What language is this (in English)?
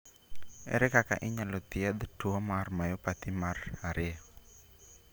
Luo (Kenya and Tanzania)